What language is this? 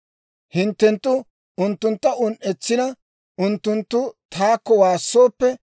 Dawro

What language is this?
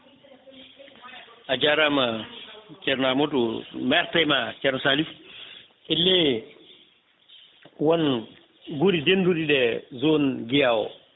Fula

